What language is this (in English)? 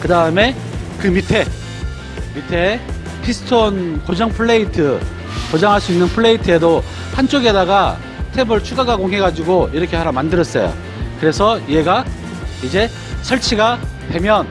Korean